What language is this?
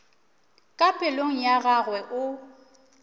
Northern Sotho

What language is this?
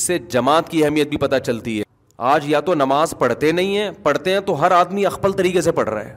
Urdu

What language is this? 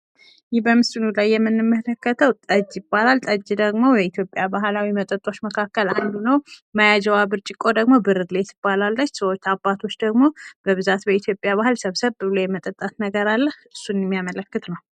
Amharic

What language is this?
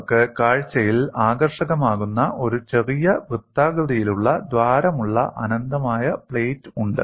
Malayalam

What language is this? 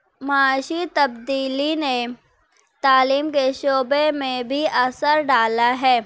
Urdu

